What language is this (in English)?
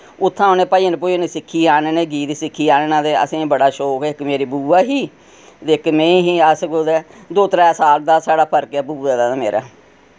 Dogri